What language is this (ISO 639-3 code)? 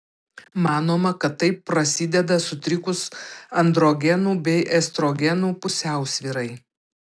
lit